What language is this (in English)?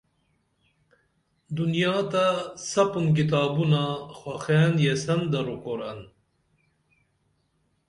Dameli